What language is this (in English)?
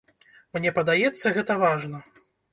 Belarusian